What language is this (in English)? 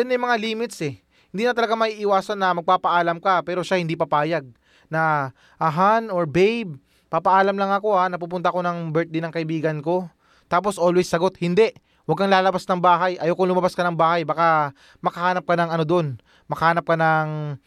Filipino